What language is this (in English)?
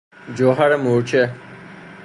Persian